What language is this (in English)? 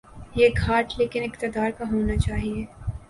Urdu